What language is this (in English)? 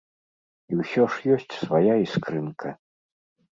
Belarusian